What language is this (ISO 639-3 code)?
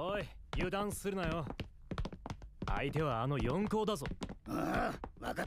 jpn